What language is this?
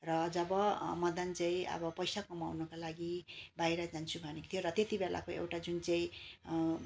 Nepali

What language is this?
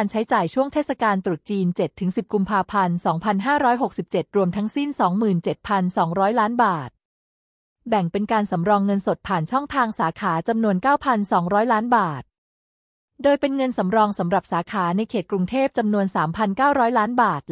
Thai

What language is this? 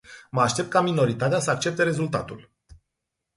Romanian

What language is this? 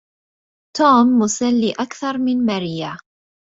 Arabic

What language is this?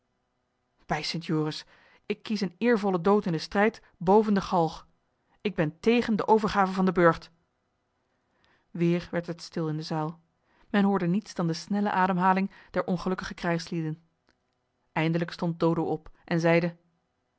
Dutch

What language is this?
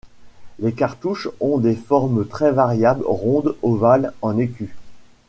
French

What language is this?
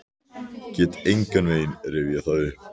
Icelandic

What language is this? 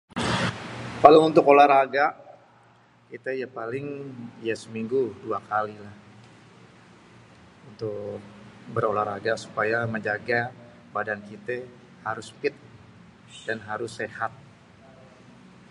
Betawi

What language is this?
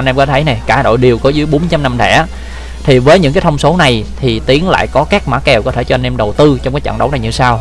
Vietnamese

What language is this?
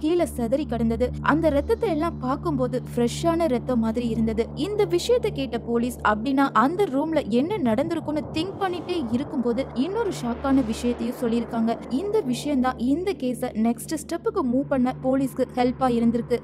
Tamil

